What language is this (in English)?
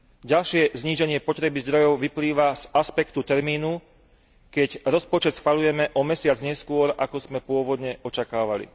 Slovak